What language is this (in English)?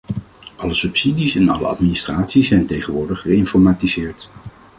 Dutch